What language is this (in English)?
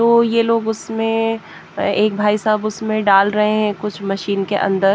Hindi